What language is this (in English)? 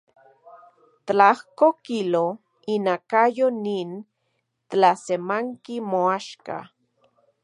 Central Puebla Nahuatl